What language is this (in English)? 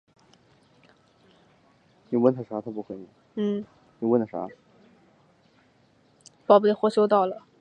Chinese